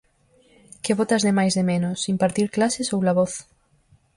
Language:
Galician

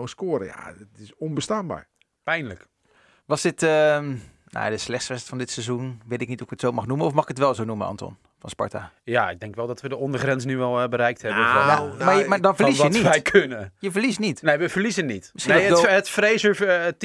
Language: Dutch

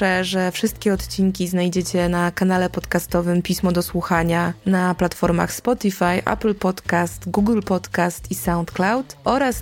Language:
Polish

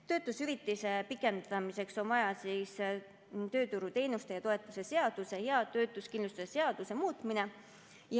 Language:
Estonian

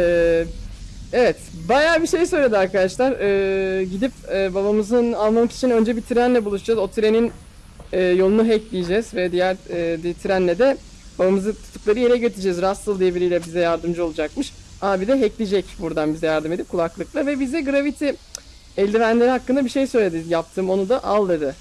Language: Turkish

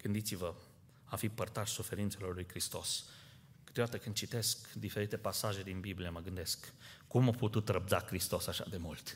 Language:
Romanian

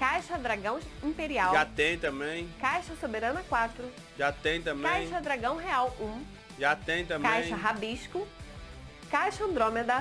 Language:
Portuguese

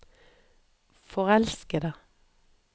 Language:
Norwegian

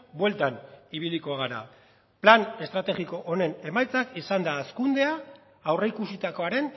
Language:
Basque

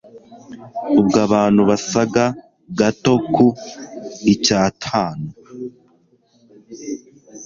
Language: Kinyarwanda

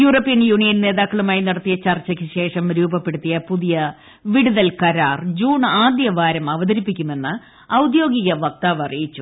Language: Malayalam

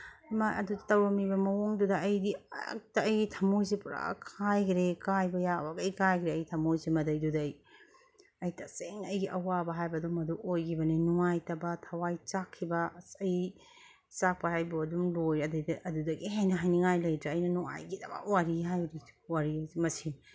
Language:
Manipuri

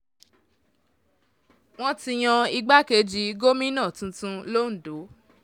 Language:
Yoruba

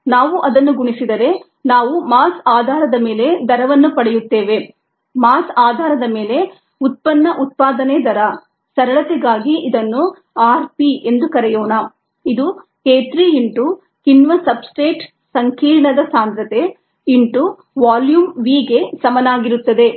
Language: Kannada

